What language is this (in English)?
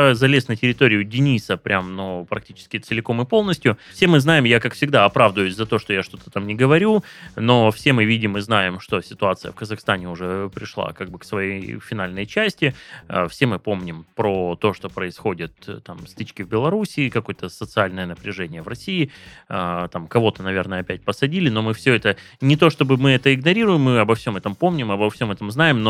Russian